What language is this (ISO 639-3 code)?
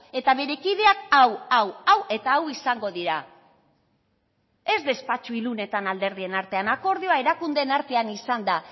eus